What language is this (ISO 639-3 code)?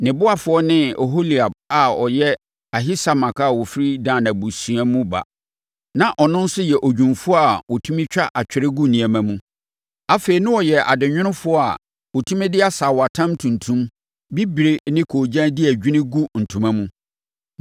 aka